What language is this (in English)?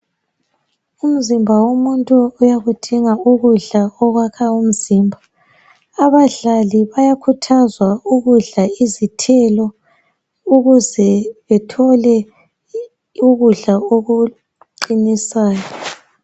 North Ndebele